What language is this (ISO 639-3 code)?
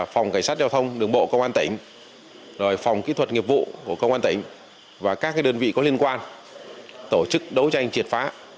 vie